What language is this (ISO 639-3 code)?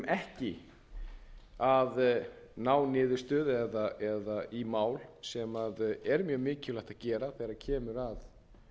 isl